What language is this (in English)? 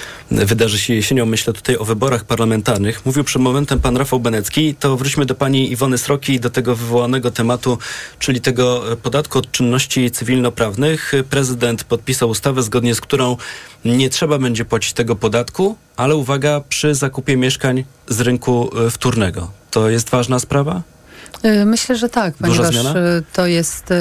Polish